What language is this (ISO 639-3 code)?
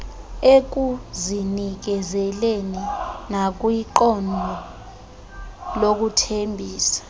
xho